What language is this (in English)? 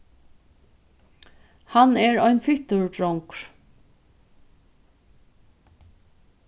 Faroese